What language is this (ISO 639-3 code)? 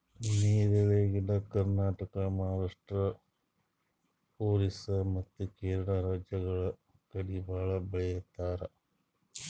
kan